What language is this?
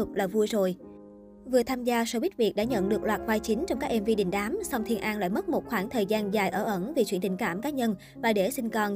Vietnamese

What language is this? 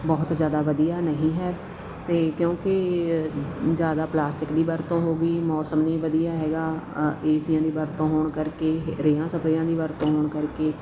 Punjabi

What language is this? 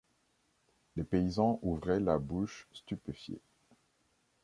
French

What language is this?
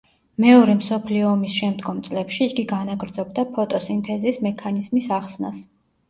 Georgian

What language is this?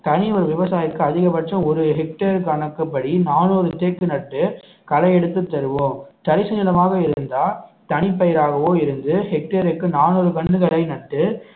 Tamil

